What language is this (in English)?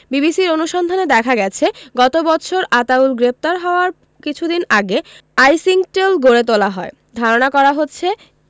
Bangla